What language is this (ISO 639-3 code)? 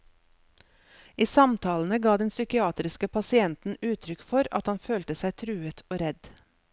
nor